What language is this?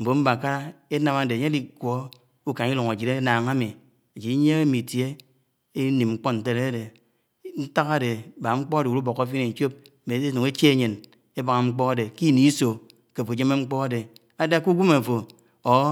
Anaang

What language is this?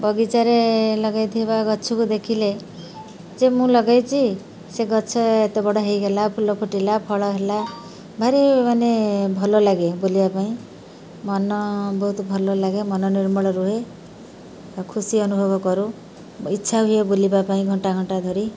Odia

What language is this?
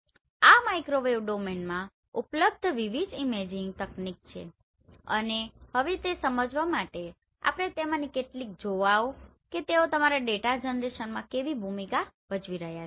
Gujarati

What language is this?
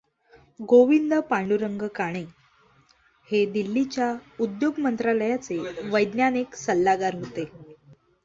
Marathi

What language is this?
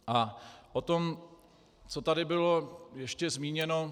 Czech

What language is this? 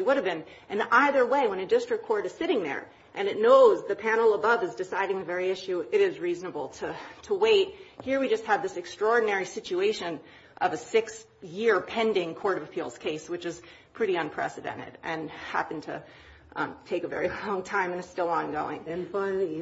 English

